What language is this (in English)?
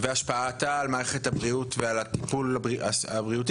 Hebrew